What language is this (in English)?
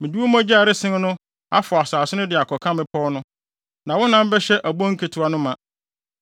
Akan